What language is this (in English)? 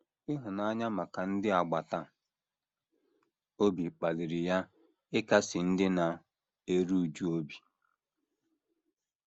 Igbo